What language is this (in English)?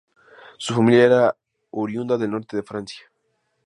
Spanish